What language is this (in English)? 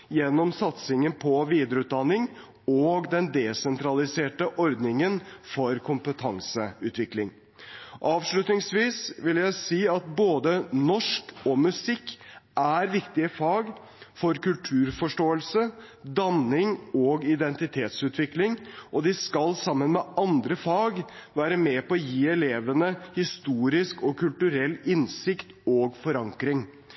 Norwegian Bokmål